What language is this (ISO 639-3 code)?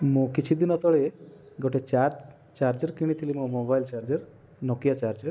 ori